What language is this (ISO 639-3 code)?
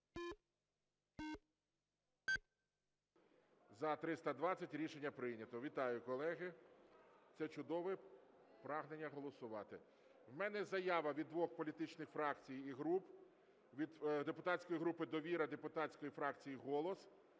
ukr